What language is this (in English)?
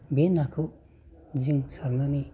Bodo